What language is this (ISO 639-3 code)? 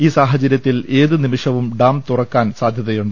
mal